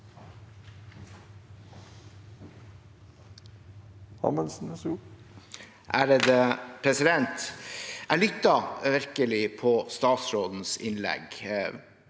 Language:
Norwegian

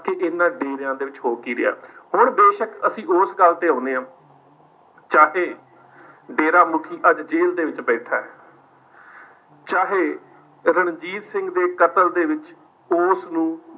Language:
Punjabi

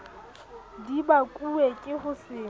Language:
Southern Sotho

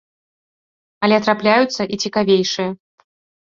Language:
Belarusian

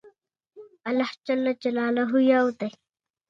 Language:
Pashto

